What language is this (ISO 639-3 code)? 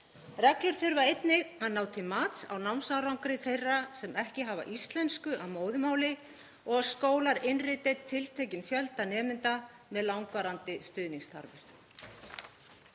isl